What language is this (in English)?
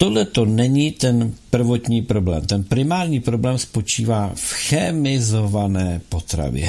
Czech